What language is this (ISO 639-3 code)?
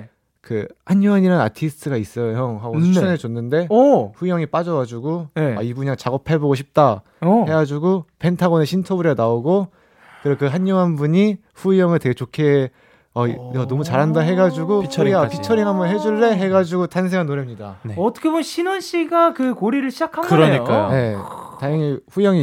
kor